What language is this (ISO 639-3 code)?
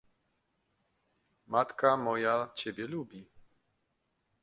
pol